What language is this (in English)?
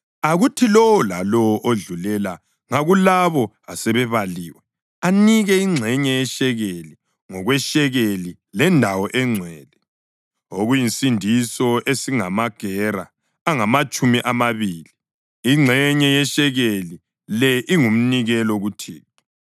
North Ndebele